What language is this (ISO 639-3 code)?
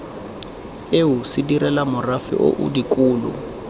tsn